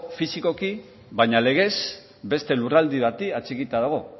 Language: Basque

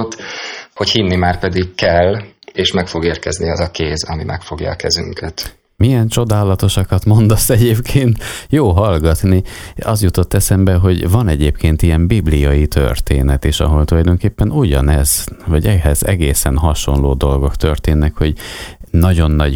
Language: Hungarian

